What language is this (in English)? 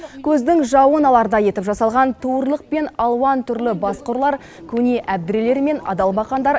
Kazakh